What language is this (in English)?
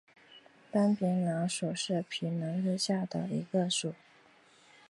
Chinese